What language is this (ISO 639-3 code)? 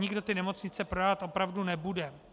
ces